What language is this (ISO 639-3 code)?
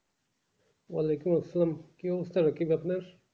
ben